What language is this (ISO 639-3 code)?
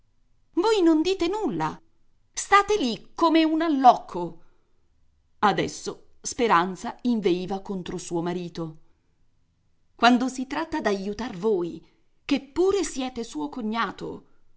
ita